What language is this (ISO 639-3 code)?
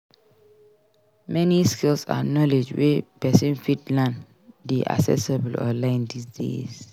pcm